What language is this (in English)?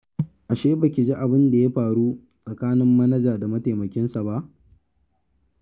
Hausa